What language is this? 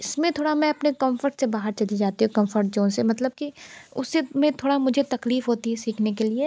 Hindi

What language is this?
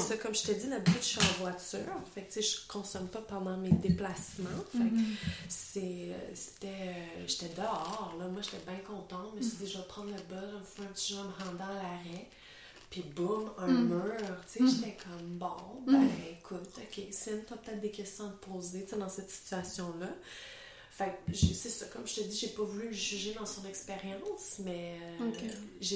French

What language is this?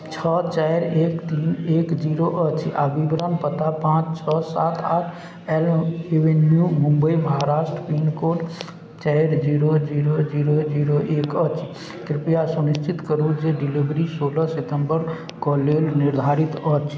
Maithili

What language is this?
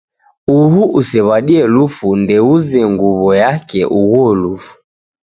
Taita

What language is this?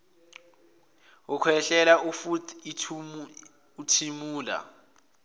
Zulu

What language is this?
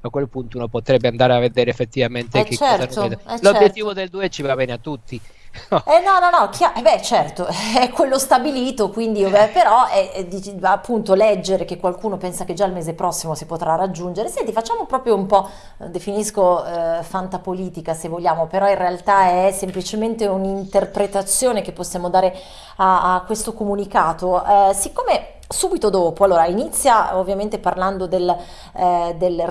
Italian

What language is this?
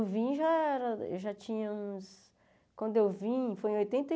Portuguese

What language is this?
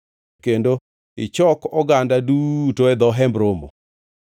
Luo (Kenya and Tanzania)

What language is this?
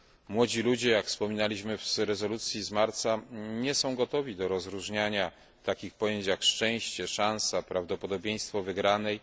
Polish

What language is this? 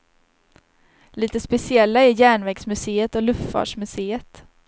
Swedish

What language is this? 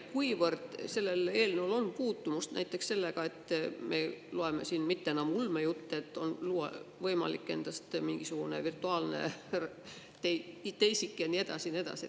Estonian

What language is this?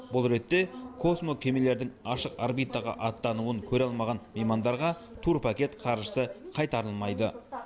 Kazakh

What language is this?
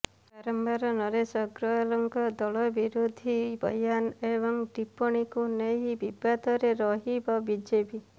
Odia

